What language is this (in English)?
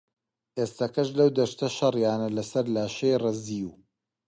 Central Kurdish